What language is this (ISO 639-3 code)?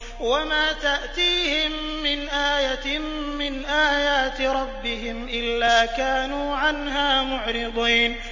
ara